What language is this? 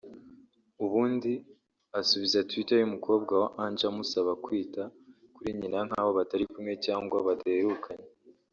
Kinyarwanda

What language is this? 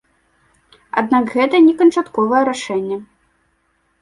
Belarusian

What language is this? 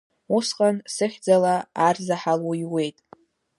Abkhazian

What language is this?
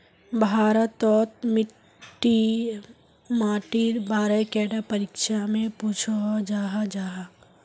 Magahi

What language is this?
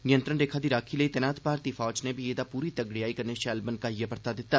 Dogri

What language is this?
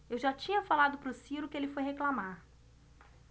Portuguese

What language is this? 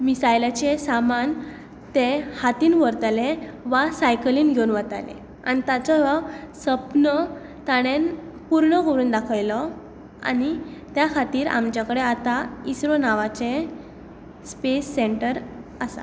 Konkani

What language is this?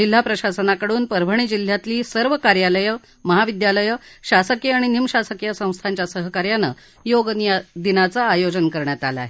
Marathi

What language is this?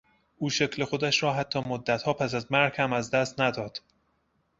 Persian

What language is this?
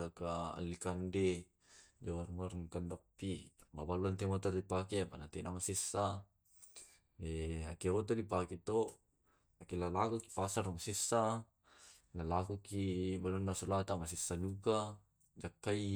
Tae'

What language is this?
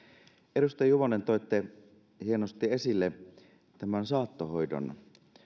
Finnish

